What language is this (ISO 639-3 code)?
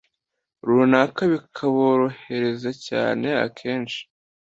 kin